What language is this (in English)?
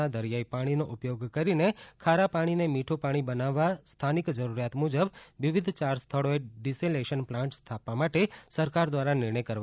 Gujarati